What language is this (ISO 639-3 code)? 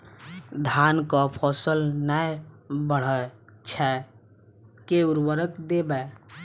mai